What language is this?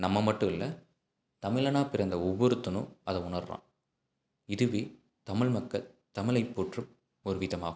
Tamil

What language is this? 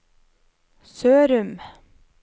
Norwegian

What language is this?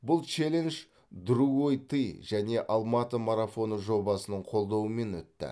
Kazakh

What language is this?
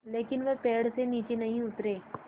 Hindi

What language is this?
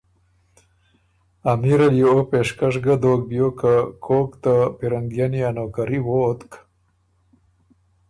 Ormuri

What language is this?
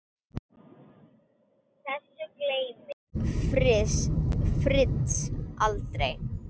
Icelandic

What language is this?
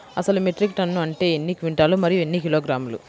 Telugu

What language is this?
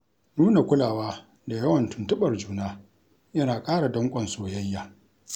Hausa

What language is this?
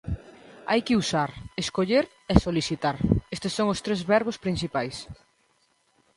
Galician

